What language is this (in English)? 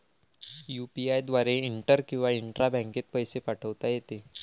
Marathi